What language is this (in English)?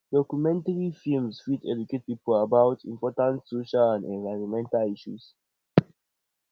Nigerian Pidgin